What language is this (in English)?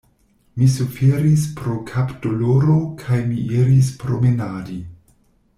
Esperanto